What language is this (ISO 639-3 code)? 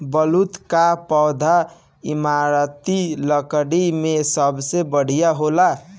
bho